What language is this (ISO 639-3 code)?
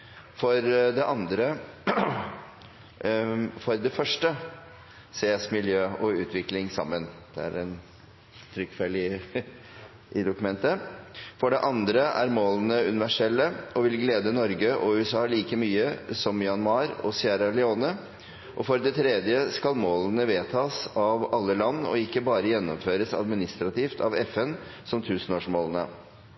nno